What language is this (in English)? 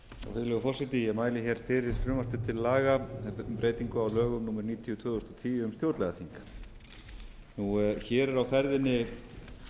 Icelandic